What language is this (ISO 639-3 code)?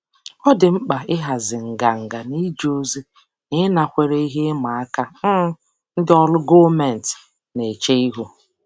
ibo